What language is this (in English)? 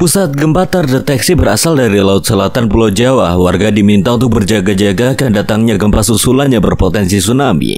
Indonesian